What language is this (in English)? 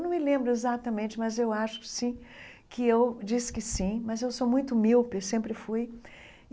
Portuguese